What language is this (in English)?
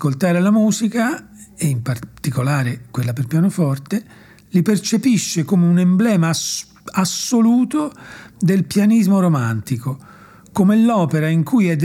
Italian